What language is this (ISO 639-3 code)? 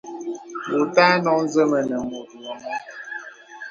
beb